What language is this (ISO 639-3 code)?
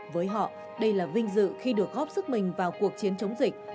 vie